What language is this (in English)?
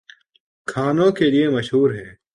Urdu